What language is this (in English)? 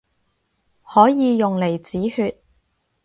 Cantonese